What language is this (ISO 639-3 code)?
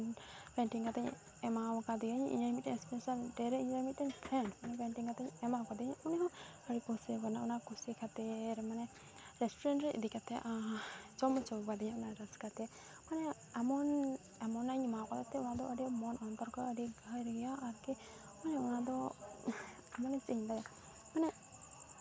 sat